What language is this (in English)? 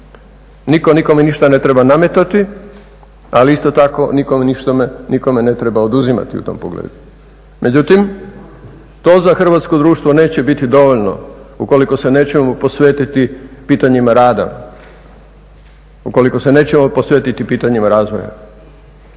Croatian